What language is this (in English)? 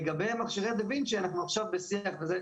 Hebrew